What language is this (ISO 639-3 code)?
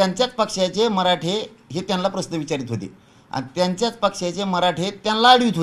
mar